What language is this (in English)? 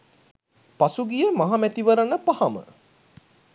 Sinhala